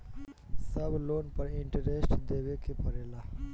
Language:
Bhojpuri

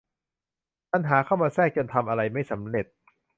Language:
Thai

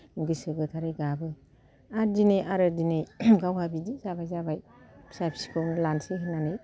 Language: Bodo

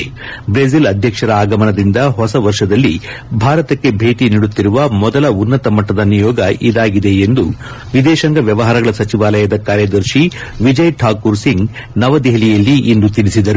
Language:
Kannada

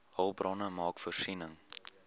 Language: Afrikaans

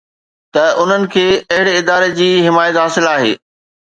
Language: Sindhi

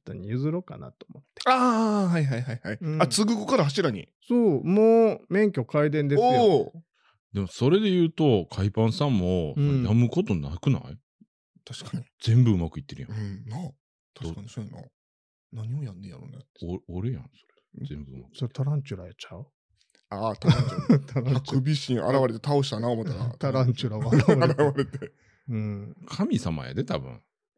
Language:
Japanese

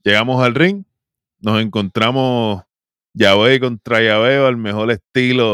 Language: Spanish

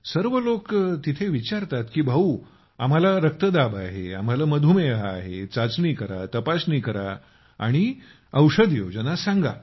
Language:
Marathi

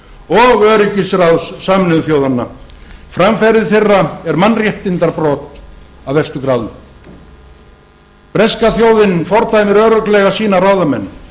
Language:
Icelandic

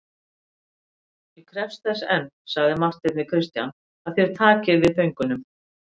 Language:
Icelandic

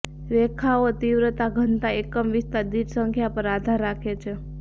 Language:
Gujarati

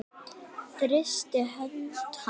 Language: Icelandic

